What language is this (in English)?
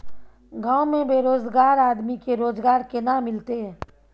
Maithili